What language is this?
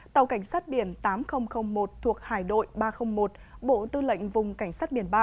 Vietnamese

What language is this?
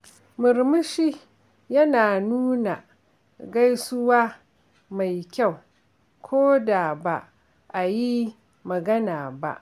Hausa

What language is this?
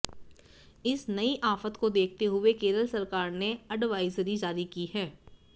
Hindi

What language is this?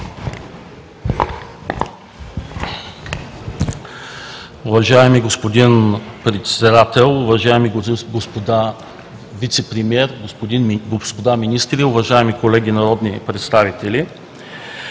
Bulgarian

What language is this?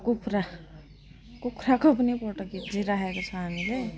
Nepali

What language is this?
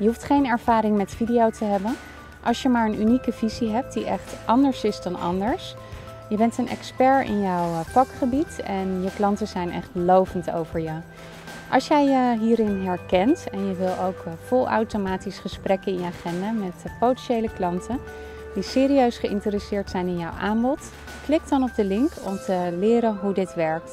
Dutch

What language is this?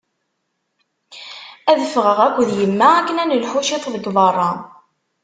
Kabyle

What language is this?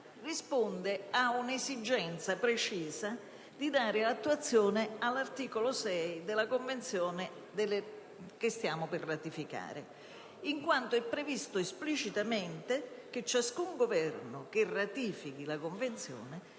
Italian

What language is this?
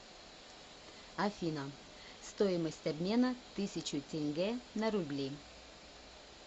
Russian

